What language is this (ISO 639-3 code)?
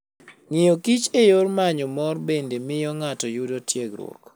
luo